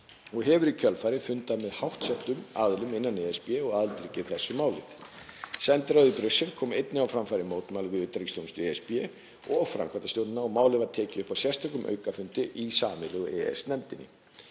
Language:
Icelandic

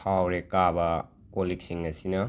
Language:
Manipuri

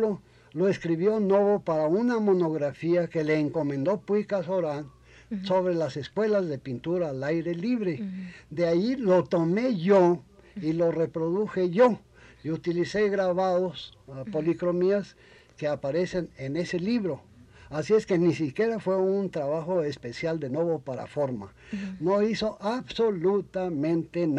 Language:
Spanish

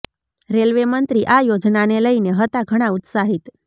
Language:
Gujarati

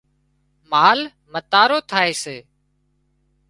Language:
Wadiyara Koli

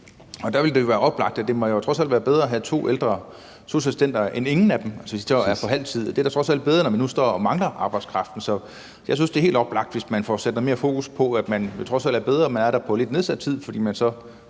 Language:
Danish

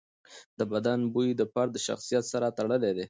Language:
Pashto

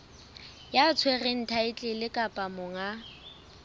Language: Southern Sotho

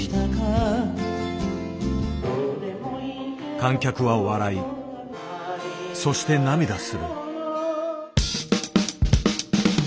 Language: Japanese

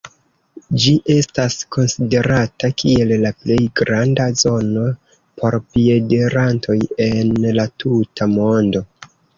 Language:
Esperanto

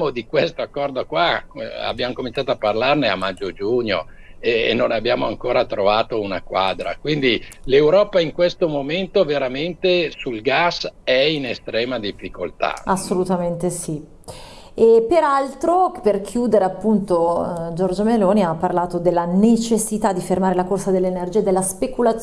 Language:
Italian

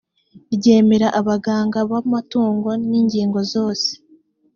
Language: Kinyarwanda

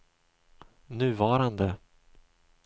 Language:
Swedish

